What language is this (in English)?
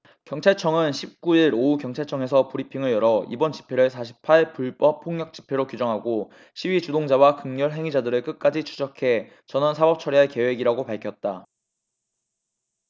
Korean